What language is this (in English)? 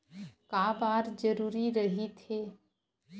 Chhattisgarhi